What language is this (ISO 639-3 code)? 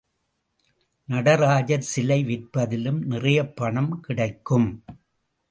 tam